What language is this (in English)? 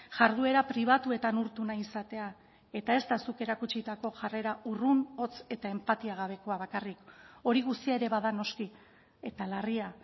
Basque